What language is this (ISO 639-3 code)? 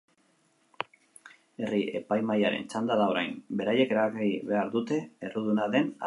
eus